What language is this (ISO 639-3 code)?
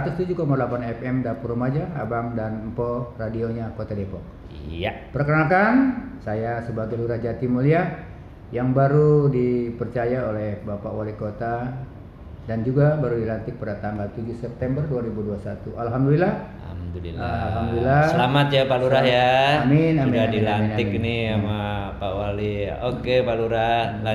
ind